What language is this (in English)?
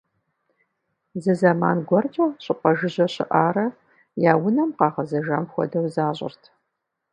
Kabardian